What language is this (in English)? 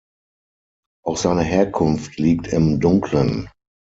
German